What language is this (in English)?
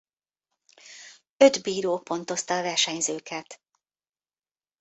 Hungarian